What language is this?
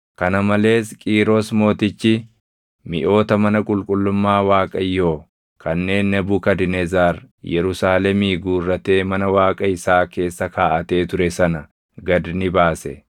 Oromo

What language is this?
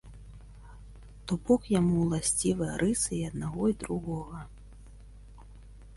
Belarusian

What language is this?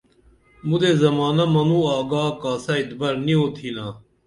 Dameli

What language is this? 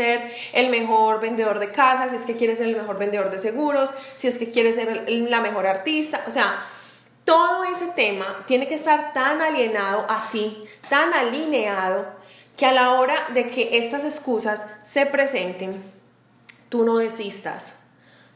Spanish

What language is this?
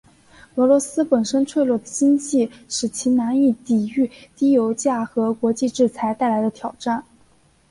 Chinese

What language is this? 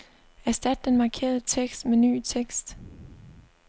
Danish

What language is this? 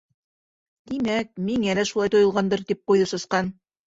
Bashkir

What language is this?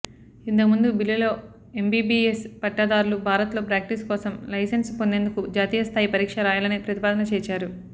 Telugu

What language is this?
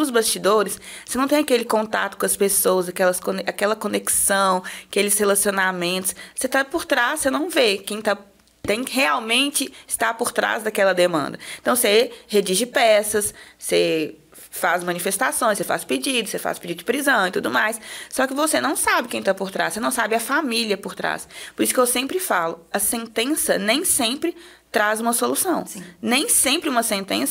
Portuguese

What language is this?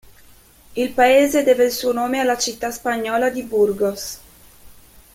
Italian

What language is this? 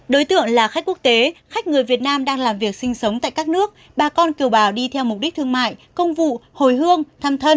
Vietnamese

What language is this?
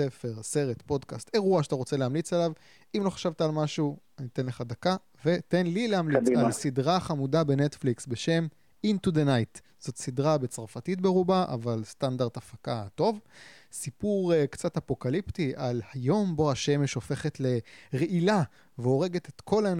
Hebrew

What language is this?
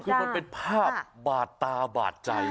Thai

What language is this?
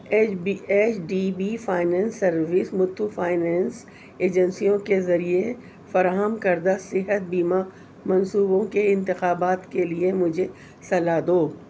Urdu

